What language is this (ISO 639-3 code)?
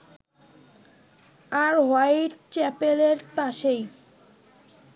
ben